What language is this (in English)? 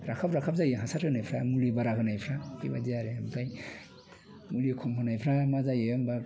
Bodo